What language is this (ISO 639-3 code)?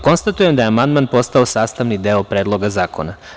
srp